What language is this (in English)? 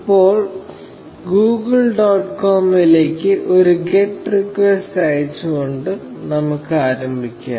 Malayalam